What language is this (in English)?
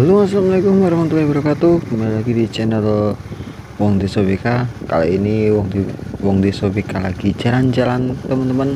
Indonesian